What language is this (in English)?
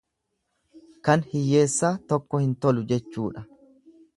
Oromo